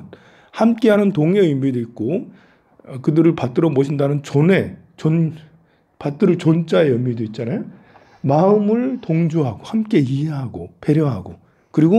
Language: Korean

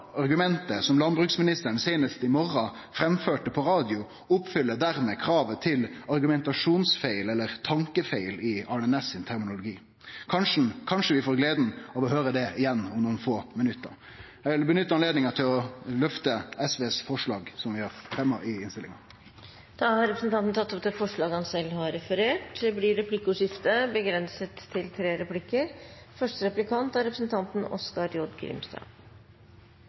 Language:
Norwegian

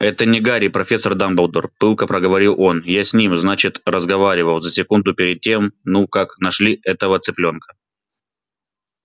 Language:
Russian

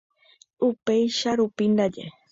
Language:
Guarani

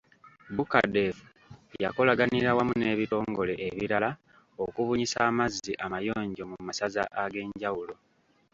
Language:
Ganda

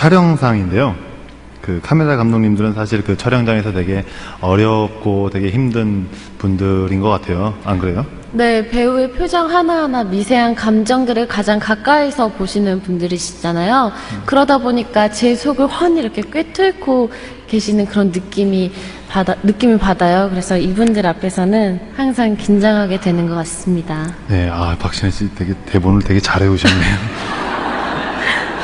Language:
Korean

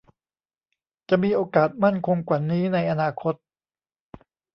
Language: Thai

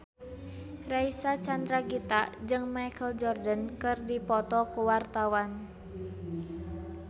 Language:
Sundanese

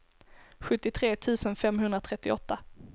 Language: Swedish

